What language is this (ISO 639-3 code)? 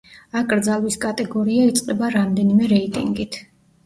kat